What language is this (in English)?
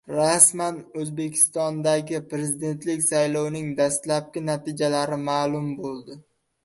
Uzbek